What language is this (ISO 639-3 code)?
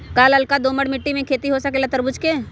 mag